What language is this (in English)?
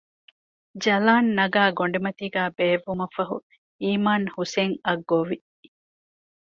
Divehi